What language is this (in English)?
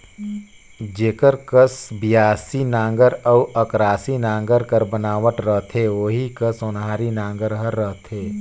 Chhattisgarhi